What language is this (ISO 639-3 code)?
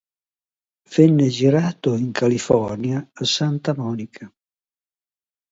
ita